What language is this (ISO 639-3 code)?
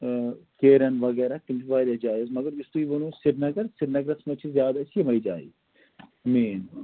kas